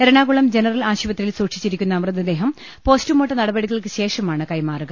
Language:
Malayalam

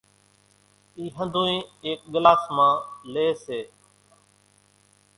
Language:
Kachi Koli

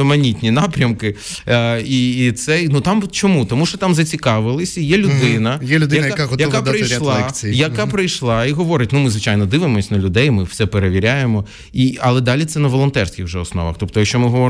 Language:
Ukrainian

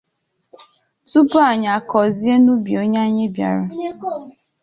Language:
Igbo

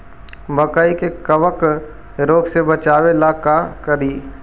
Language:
Magahi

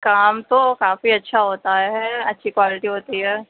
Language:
Urdu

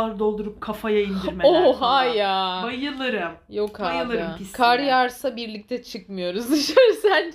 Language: Turkish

